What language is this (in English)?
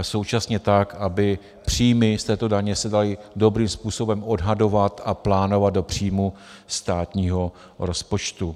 Czech